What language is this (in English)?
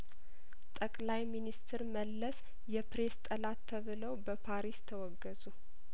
Amharic